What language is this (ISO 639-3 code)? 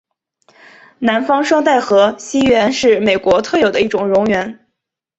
zho